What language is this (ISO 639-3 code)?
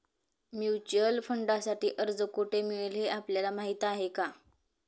mar